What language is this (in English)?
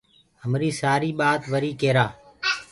Gurgula